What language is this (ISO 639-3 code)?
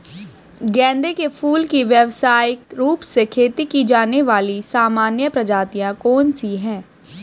hin